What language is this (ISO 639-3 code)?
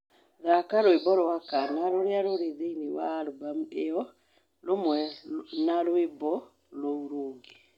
kik